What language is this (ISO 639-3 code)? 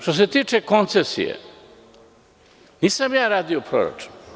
srp